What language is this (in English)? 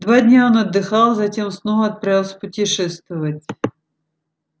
Russian